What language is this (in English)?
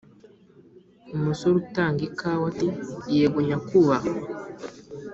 Kinyarwanda